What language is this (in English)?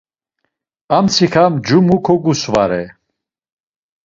Laz